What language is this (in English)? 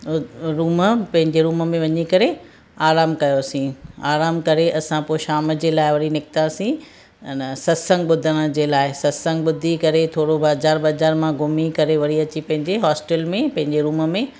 Sindhi